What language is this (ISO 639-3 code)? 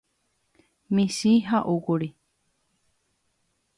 grn